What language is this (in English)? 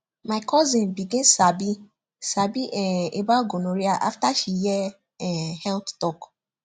Nigerian Pidgin